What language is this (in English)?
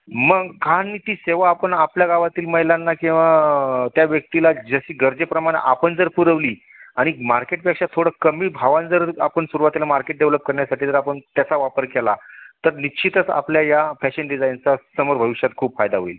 Marathi